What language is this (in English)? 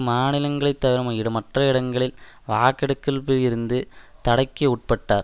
Tamil